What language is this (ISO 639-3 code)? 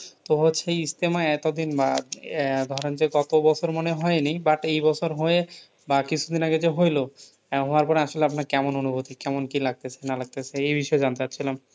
ben